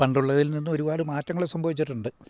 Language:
Malayalam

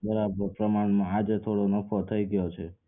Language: Gujarati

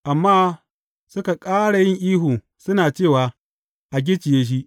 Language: Hausa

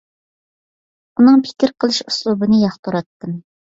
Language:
Uyghur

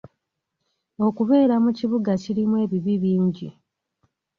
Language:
Ganda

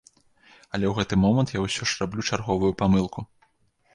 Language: Belarusian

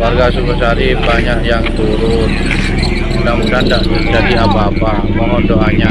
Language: Indonesian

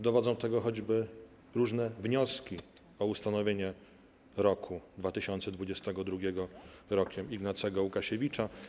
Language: Polish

